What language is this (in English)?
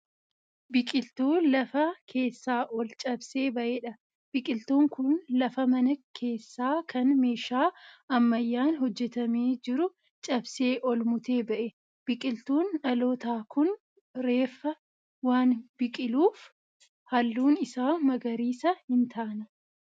Oromo